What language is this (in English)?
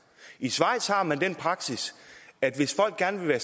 Danish